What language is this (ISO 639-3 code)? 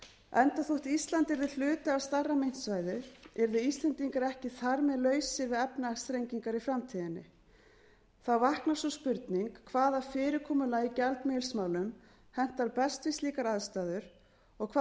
isl